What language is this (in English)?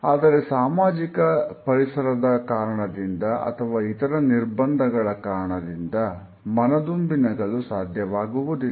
Kannada